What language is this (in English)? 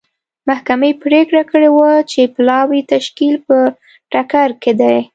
Pashto